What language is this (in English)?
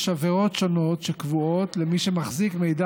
Hebrew